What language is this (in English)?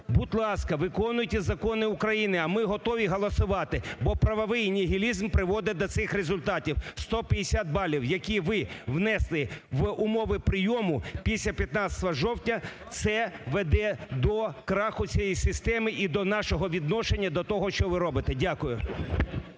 Ukrainian